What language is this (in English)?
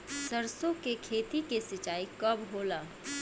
Bhojpuri